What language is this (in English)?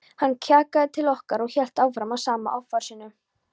Icelandic